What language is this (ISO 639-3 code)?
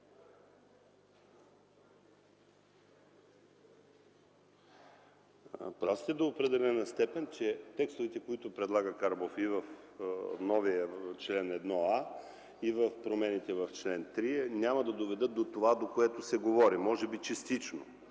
bul